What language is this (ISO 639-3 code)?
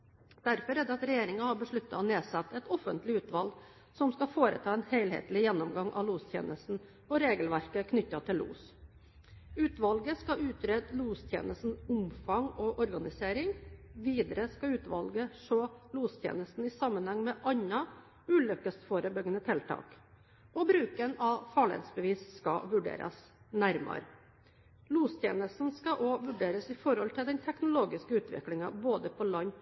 nob